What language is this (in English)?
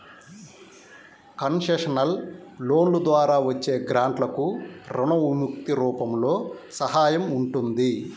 Telugu